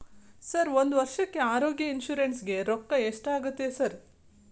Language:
Kannada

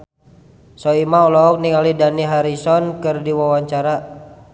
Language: Sundanese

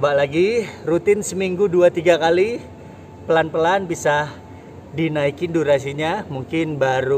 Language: Indonesian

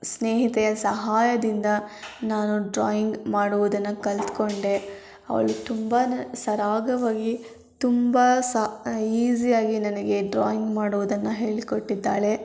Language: Kannada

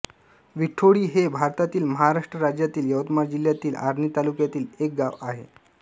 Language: Marathi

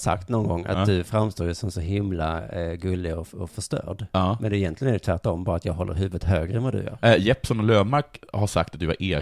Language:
Swedish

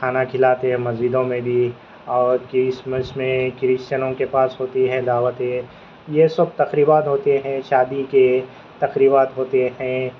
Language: Urdu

